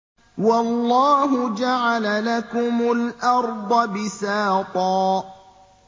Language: Arabic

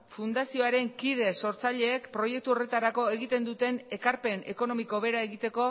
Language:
Basque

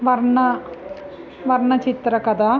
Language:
Sanskrit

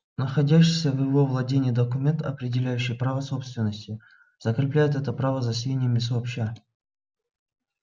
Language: Russian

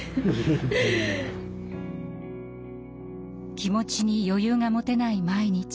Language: Japanese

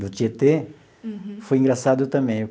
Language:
Portuguese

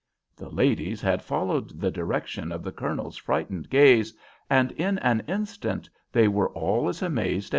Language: English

